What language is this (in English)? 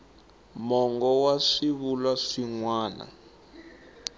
Tsonga